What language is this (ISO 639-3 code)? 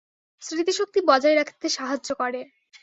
ben